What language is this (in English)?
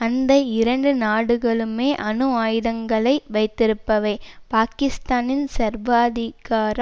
Tamil